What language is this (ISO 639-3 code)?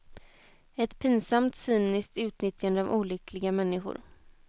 swe